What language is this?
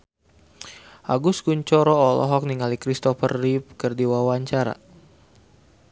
Sundanese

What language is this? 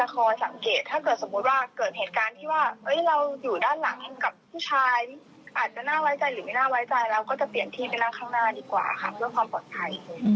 Thai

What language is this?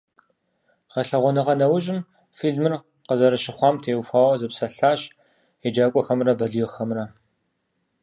Kabardian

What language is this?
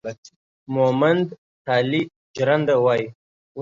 Pashto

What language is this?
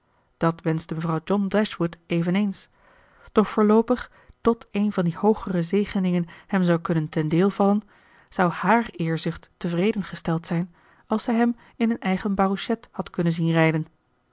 Dutch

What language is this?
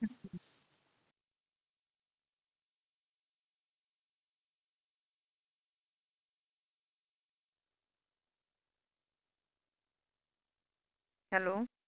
Punjabi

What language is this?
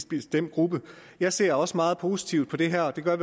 Danish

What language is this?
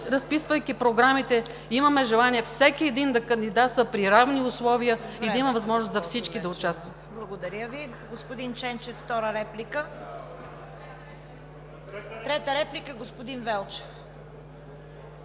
Bulgarian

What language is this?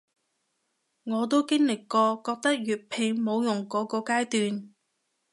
Cantonese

